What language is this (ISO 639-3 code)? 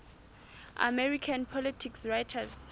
sot